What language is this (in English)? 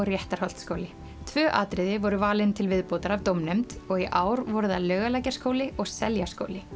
Icelandic